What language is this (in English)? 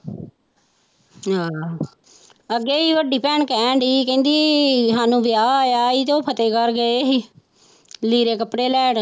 Punjabi